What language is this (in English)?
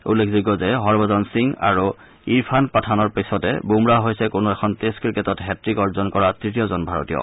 Assamese